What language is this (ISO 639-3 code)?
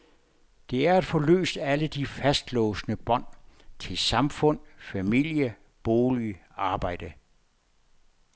dan